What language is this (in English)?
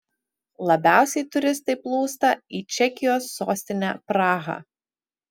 Lithuanian